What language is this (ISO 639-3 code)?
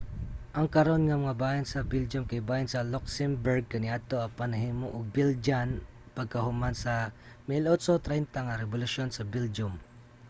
ceb